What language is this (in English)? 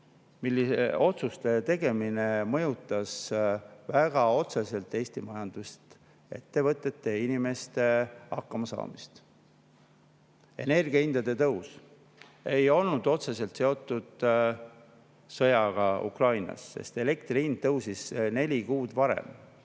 Estonian